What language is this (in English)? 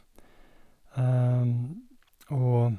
Norwegian